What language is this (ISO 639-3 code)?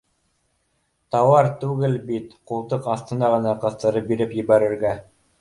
bak